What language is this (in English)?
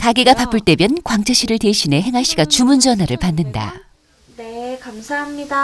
Korean